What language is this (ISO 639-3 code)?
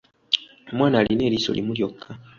lug